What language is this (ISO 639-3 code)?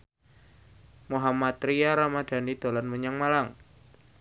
jav